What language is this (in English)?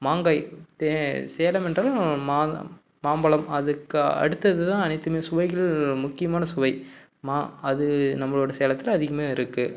Tamil